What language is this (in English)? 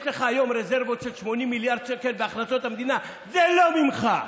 Hebrew